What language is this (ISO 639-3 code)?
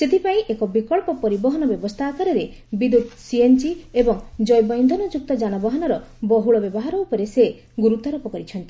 ori